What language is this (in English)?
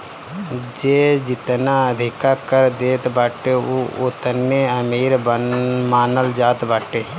Bhojpuri